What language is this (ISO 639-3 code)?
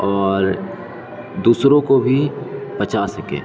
urd